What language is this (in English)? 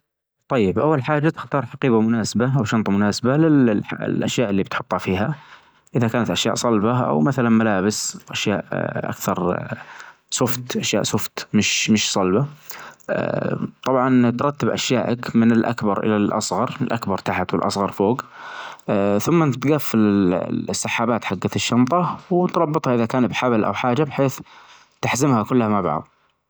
Najdi Arabic